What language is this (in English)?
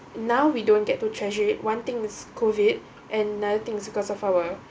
English